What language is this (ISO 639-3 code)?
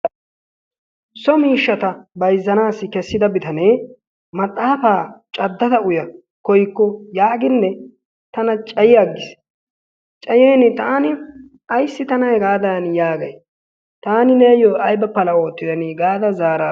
wal